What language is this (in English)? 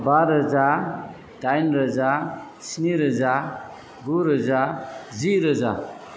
Bodo